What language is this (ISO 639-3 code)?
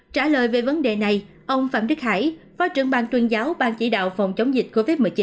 vie